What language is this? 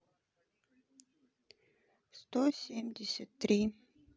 Russian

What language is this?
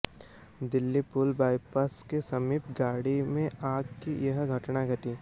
Hindi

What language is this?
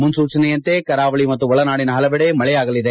Kannada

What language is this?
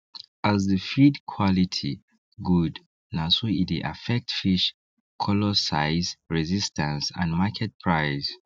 Nigerian Pidgin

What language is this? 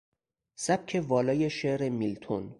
Persian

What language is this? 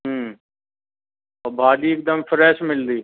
Sindhi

